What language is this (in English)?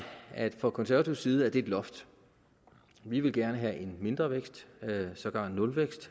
Danish